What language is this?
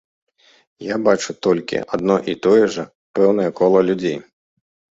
Belarusian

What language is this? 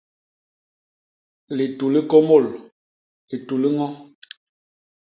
Basaa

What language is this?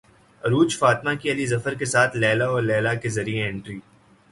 Urdu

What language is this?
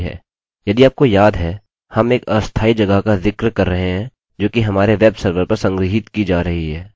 Hindi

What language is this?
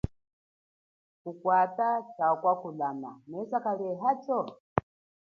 Chokwe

